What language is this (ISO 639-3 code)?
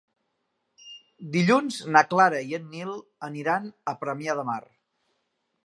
cat